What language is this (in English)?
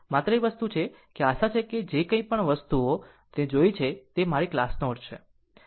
Gujarati